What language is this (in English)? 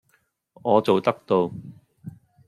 Cantonese